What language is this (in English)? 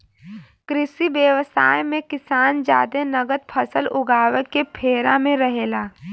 Bhojpuri